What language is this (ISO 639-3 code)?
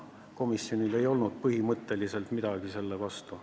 est